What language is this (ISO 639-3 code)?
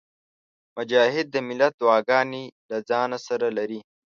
pus